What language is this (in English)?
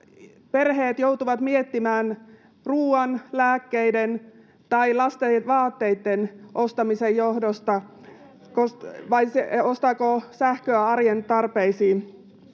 Finnish